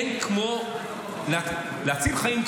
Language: Hebrew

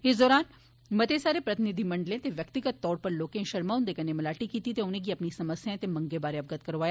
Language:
Dogri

